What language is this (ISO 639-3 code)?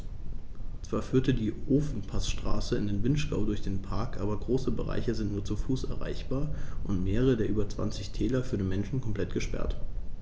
deu